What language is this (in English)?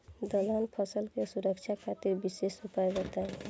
Bhojpuri